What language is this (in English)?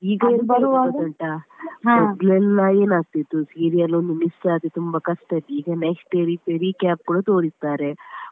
Kannada